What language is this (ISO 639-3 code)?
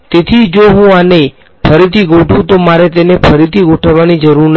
guj